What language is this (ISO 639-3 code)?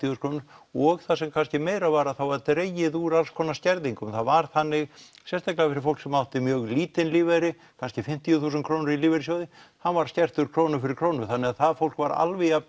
isl